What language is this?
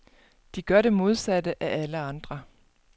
Danish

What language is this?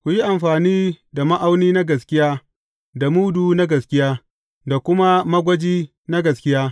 Hausa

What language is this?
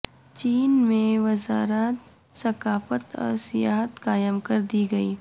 Urdu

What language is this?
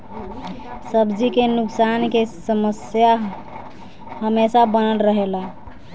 Bhojpuri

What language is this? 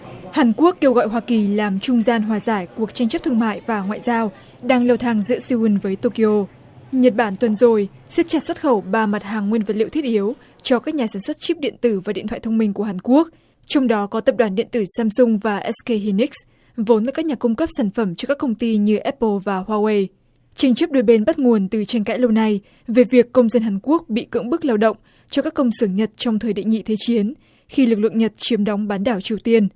Vietnamese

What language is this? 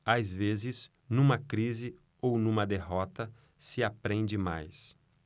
Portuguese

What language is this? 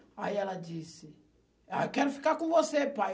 Portuguese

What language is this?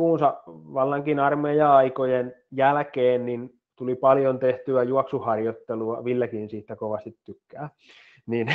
Finnish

